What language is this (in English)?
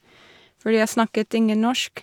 Norwegian